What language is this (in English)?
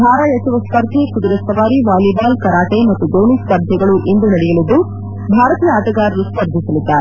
Kannada